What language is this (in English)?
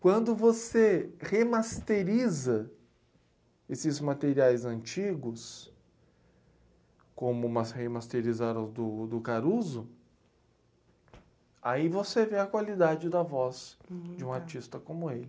Portuguese